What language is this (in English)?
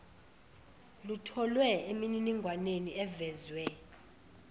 Zulu